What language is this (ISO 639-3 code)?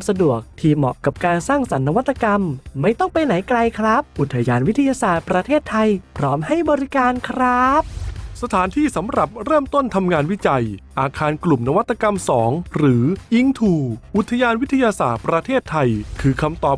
tha